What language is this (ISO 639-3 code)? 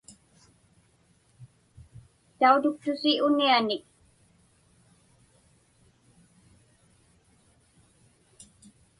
ipk